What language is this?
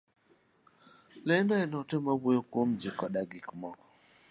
Luo (Kenya and Tanzania)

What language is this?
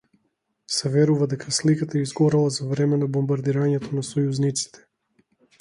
Macedonian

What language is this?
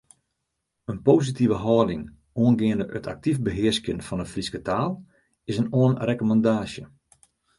Western Frisian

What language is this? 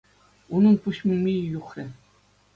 Chuvash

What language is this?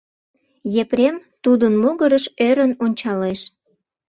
Mari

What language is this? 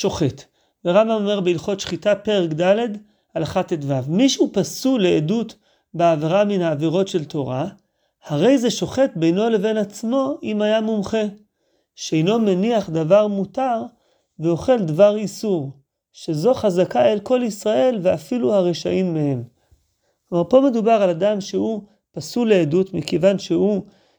Hebrew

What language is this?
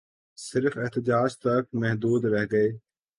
Urdu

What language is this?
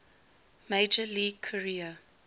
English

